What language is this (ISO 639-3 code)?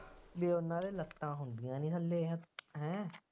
pan